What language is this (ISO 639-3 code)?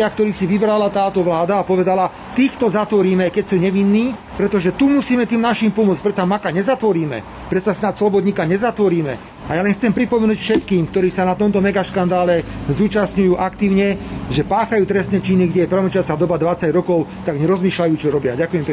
slk